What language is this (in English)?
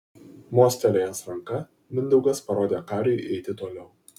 Lithuanian